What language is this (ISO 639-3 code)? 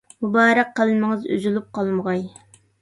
uig